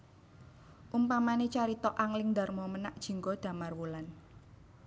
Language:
Javanese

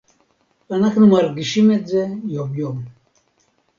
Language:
Hebrew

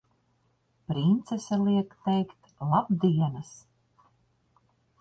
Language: Latvian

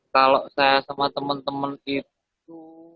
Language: Indonesian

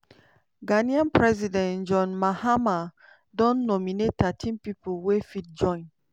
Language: Nigerian Pidgin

